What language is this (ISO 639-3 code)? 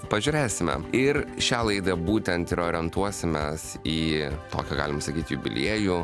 lit